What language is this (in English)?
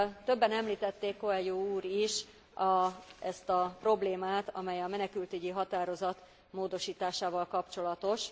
Hungarian